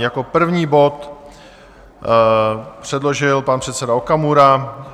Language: Czech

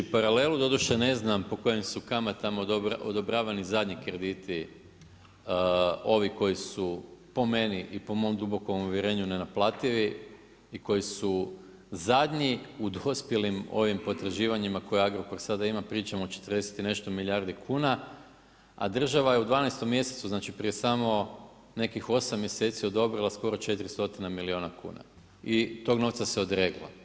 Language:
Croatian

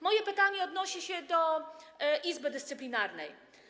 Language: Polish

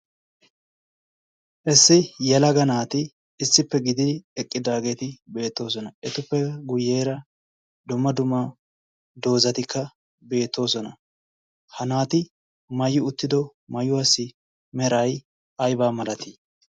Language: Wolaytta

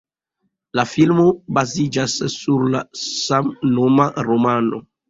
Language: Esperanto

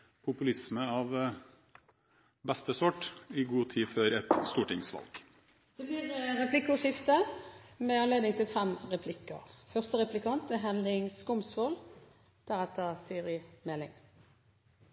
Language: Norwegian Bokmål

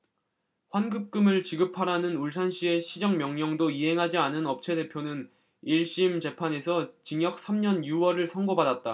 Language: Korean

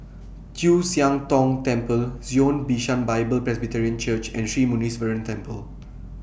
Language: English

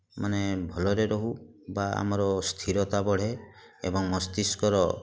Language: Odia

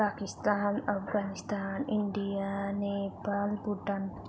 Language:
Nepali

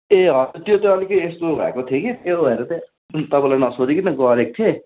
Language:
Nepali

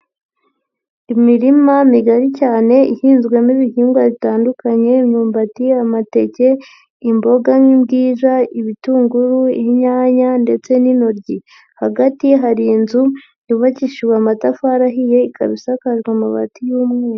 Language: Kinyarwanda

